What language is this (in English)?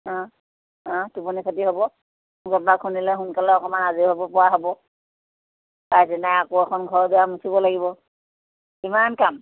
Assamese